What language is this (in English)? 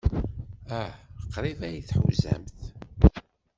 Kabyle